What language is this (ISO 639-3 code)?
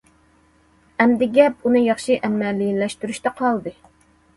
uig